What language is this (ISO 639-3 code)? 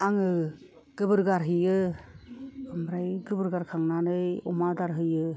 brx